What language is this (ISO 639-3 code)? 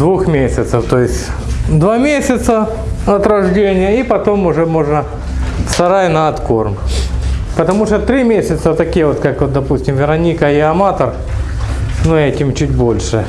rus